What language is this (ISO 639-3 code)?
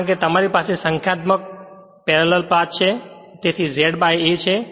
guj